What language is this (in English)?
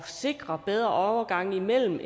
Danish